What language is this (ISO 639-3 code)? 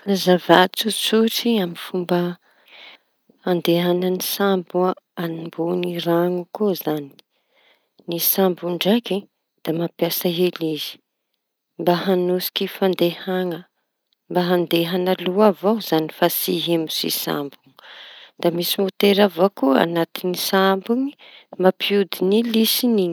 txy